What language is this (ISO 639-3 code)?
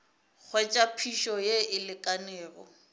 nso